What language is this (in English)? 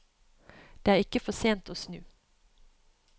Norwegian